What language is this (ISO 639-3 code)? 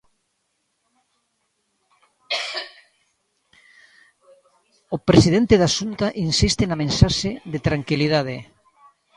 glg